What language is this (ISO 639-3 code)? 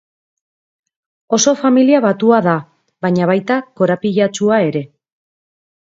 eus